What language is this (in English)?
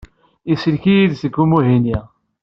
Kabyle